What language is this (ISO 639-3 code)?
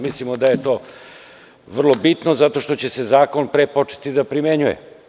srp